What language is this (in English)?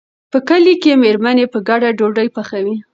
Pashto